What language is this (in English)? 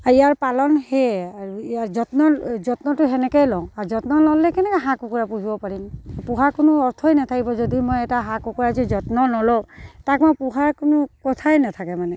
Assamese